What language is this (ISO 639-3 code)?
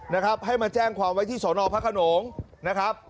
tha